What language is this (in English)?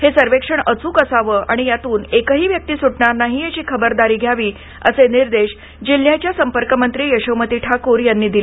Marathi